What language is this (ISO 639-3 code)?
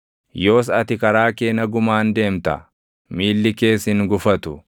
orm